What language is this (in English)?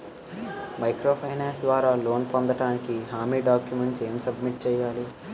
Telugu